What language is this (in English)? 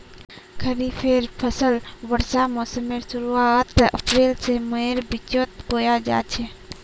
Magahi